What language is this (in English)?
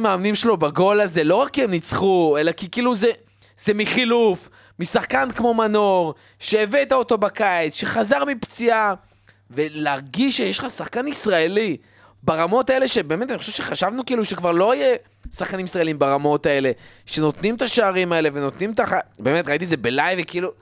Hebrew